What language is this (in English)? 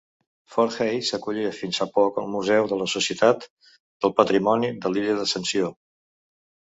Catalan